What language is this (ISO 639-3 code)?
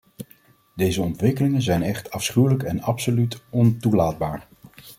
nld